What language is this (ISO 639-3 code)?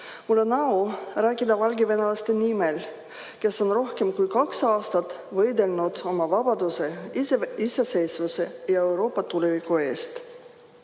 est